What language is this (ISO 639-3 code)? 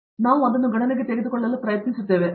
kan